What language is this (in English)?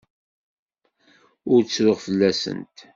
Kabyle